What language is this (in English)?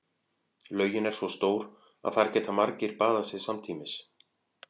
Icelandic